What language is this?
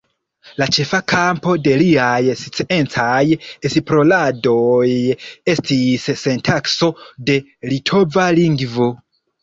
Esperanto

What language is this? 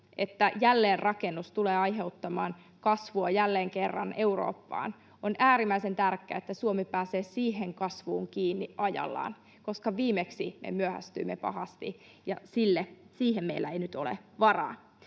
Finnish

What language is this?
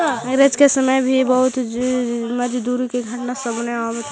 Magahi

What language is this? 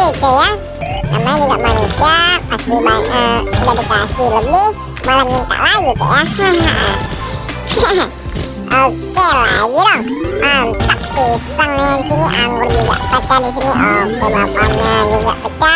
Indonesian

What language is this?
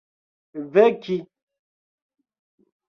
Esperanto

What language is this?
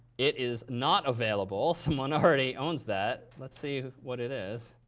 English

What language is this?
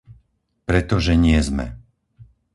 Slovak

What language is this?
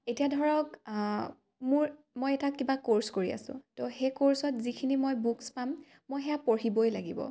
Assamese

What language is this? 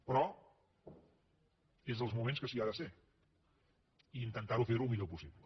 Catalan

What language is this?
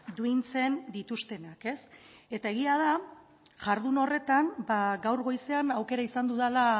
Basque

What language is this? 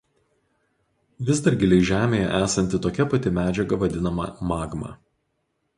Lithuanian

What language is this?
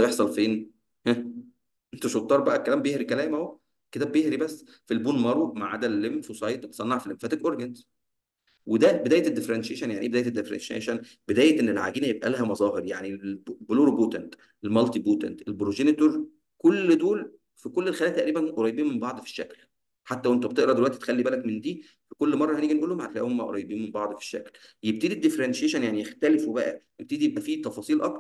Arabic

